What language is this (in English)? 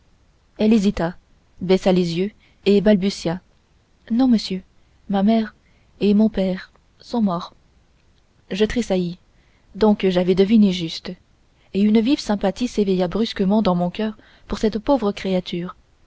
French